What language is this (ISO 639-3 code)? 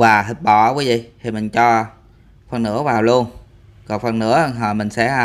vie